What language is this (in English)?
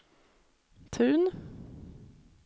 Swedish